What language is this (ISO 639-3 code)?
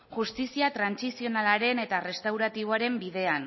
eus